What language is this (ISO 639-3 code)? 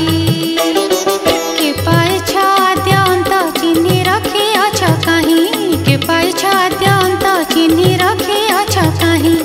ben